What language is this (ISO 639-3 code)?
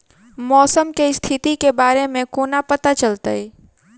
mai